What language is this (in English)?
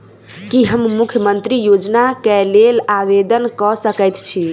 Maithili